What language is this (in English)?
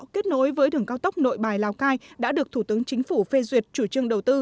Vietnamese